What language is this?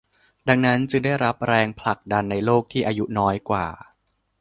Thai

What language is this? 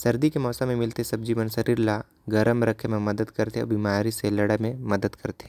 Korwa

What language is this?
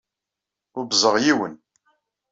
Kabyle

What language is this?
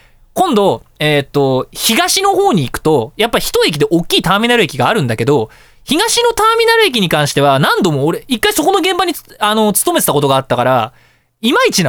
Japanese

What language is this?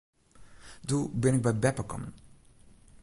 Western Frisian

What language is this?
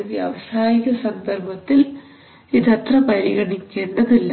Malayalam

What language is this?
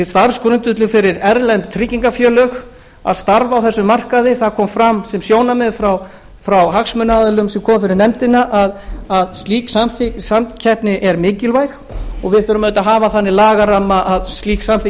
Icelandic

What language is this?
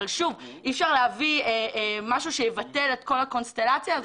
Hebrew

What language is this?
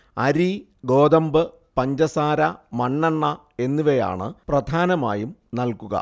Malayalam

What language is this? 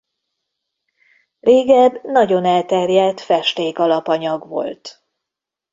Hungarian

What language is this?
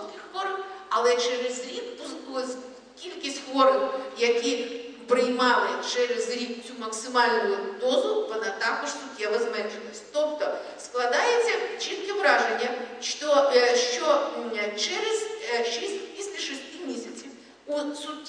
Ukrainian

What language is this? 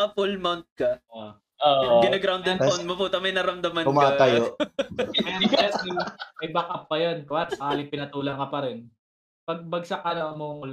Filipino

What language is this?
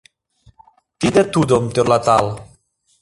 Mari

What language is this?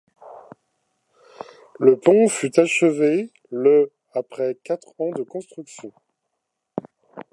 French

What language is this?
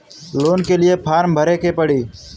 Bhojpuri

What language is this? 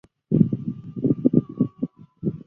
Chinese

